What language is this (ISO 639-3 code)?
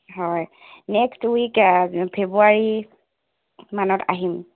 asm